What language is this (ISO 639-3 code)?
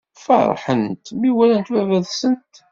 kab